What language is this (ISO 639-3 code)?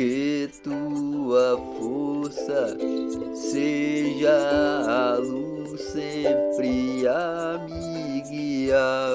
por